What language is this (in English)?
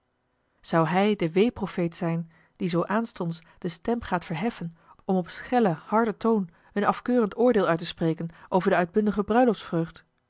Dutch